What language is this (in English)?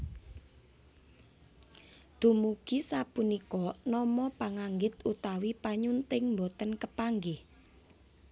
Javanese